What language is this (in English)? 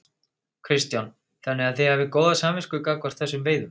Icelandic